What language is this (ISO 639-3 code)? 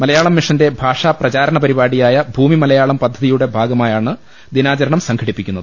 mal